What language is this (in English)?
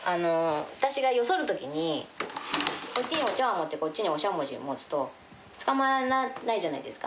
Japanese